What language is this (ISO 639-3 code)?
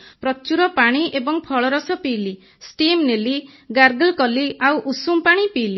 ori